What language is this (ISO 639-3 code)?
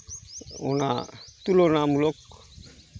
sat